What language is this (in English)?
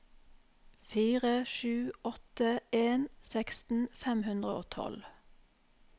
Norwegian